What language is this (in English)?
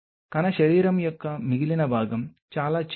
Telugu